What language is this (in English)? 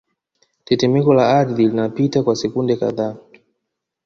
Swahili